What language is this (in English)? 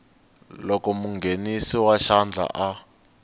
Tsonga